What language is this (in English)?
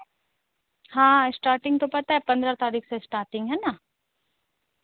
Hindi